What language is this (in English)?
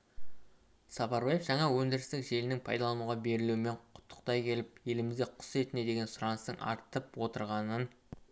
Kazakh